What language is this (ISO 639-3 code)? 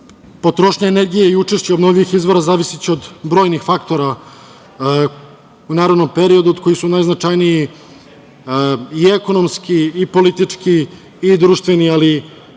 srp